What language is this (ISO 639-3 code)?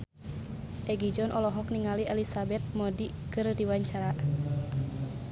sun